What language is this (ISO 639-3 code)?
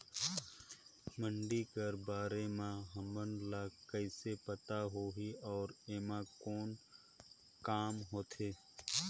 hne